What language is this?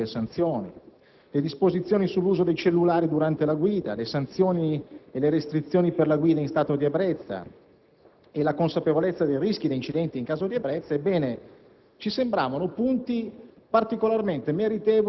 Italian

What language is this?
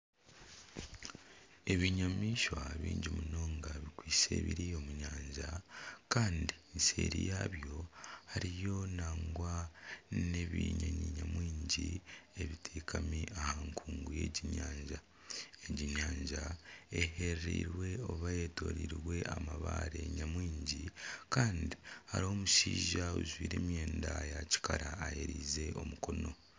Nyankole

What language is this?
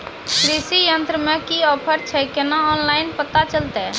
Maithili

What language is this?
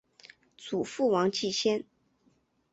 Chinese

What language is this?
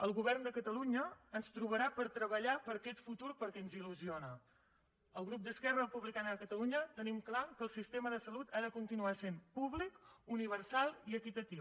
Catalan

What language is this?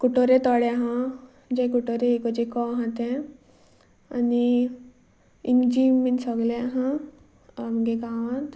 Konkani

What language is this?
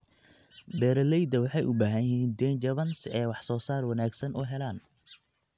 Somali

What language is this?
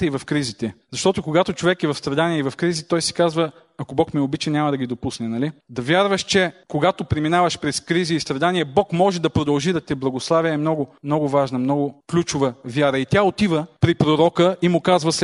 Bulgarian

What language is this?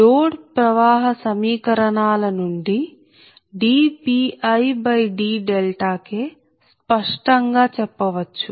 Telugu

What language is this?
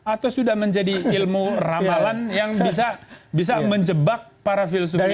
Indonesian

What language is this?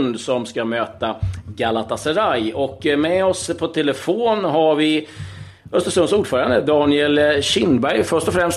Swedish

